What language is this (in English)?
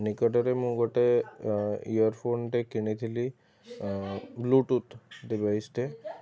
Odia